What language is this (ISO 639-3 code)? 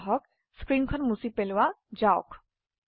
asm